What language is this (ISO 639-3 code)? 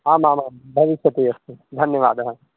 san